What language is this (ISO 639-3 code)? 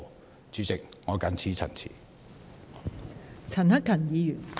yue